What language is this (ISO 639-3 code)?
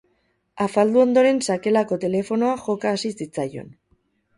eus